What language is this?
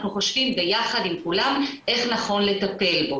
Hebrew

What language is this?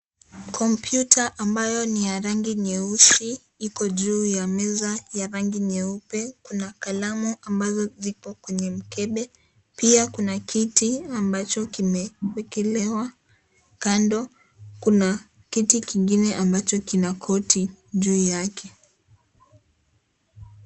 Swahili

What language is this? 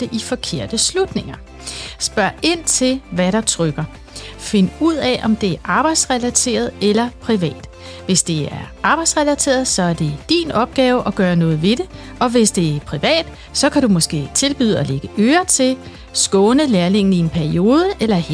Danish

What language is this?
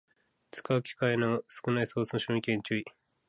Japanese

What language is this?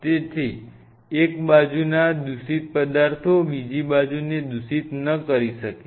Gujarati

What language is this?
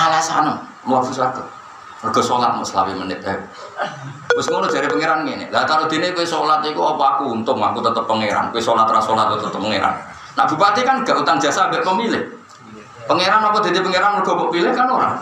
Indonesian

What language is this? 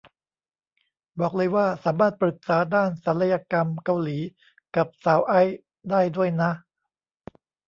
Thai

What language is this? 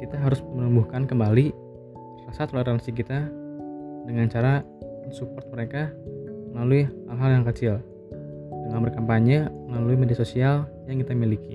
Indonesian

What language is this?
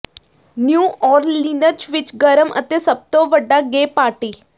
Punjabi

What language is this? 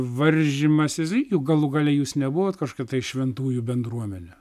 Lithuanian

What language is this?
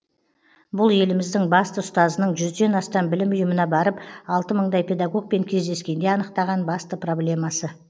Kazakh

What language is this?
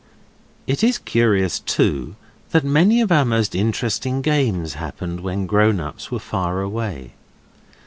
English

